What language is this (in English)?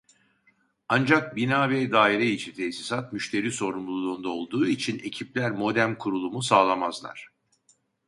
Turkish